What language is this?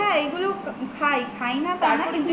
Bangla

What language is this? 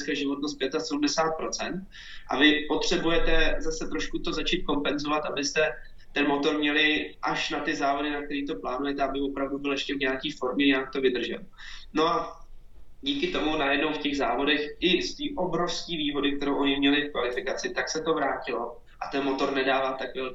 Czech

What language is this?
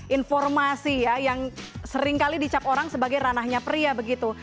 Indonesian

